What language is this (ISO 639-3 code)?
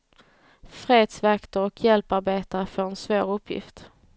swe